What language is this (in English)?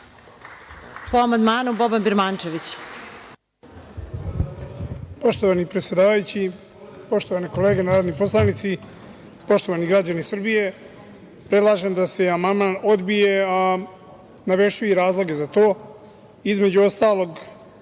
Serbian